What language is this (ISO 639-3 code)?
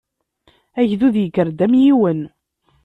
kab